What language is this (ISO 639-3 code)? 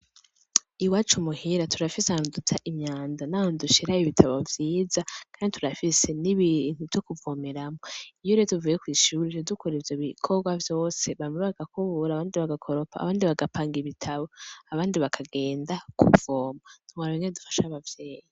run